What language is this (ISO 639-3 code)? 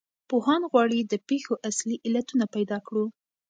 pus